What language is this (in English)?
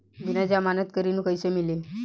Bhojpuri